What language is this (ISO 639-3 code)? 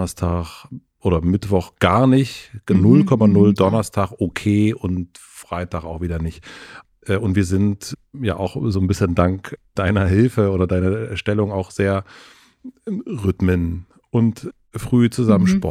deu